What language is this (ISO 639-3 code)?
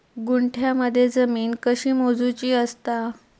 mar